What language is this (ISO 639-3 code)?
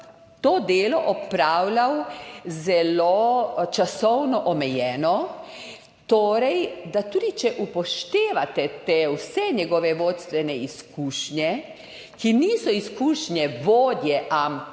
slv